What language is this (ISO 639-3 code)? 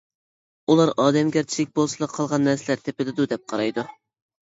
uig